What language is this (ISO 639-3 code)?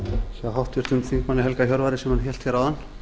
isl